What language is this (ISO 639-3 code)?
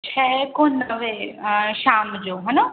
snd